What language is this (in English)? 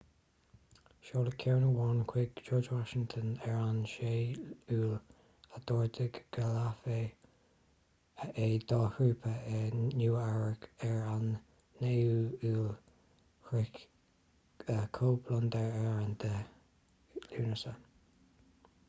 Irish